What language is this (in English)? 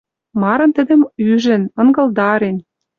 Western Mari